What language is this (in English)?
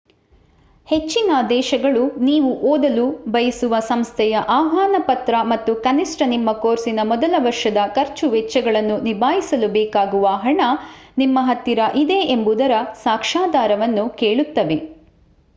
Kannada